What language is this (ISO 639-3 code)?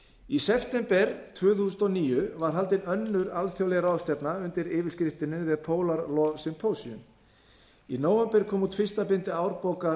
isl